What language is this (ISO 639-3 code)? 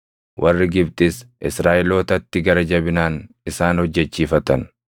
orm